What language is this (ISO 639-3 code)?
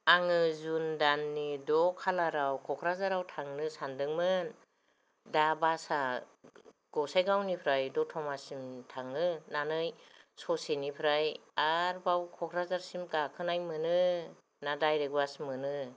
brx